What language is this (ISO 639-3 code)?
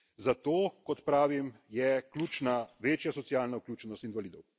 slv